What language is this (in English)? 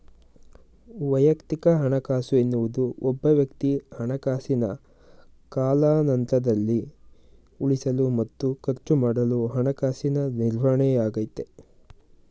Kannada